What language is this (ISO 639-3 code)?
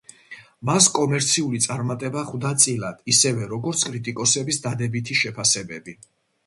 kat